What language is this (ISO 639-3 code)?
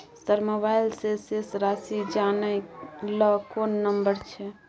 mai